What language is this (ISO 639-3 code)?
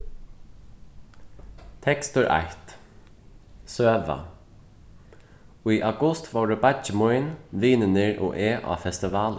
fao